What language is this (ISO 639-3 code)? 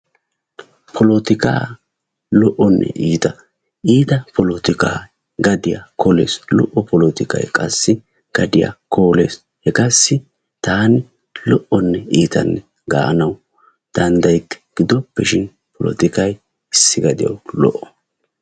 wal